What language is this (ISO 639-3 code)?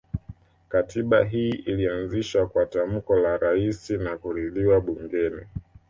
swa